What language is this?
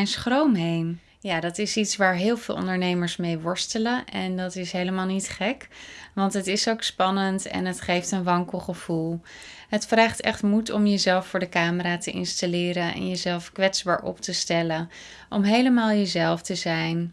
Dutch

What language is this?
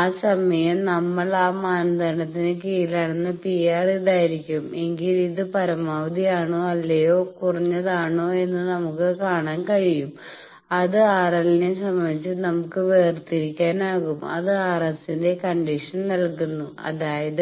Malayalam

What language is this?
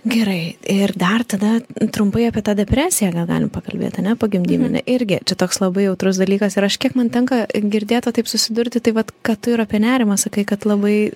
Lithuanian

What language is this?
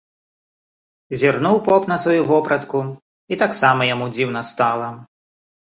Belarusian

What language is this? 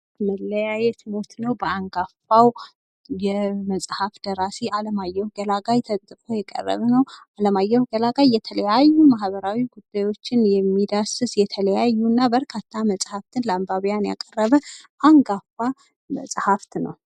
Amharic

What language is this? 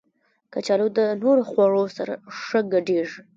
Pashto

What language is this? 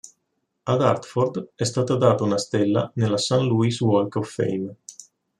Italian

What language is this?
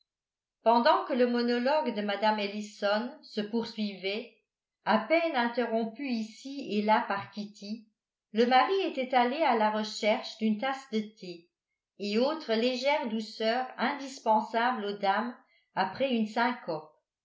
French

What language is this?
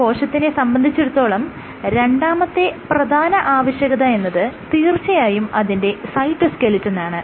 Malayalam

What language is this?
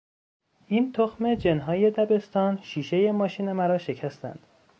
Persian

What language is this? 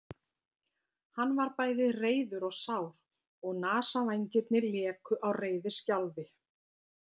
Icelandic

